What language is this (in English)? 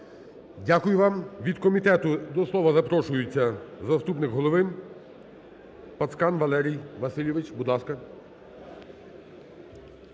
Ukrainian